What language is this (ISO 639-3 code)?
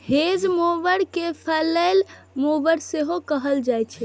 mai